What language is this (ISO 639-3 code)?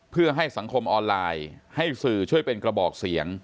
tha